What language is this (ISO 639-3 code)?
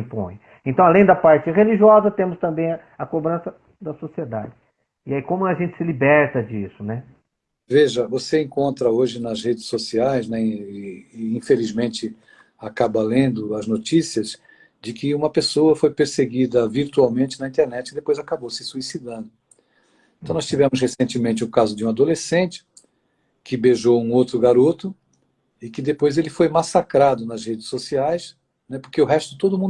por